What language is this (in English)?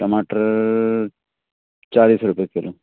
Hindi